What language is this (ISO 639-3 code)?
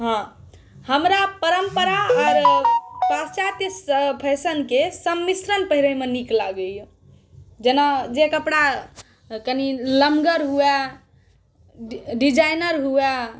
mai